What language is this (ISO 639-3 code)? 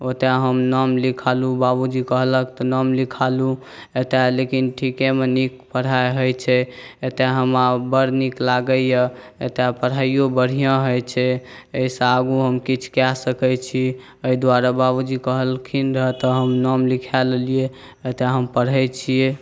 mai